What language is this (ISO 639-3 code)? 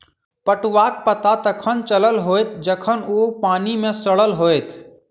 mai